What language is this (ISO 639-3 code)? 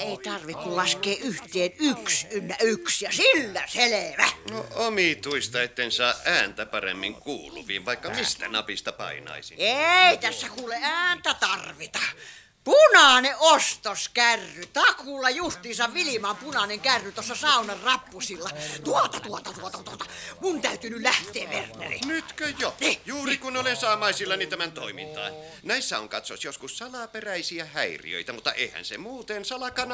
fin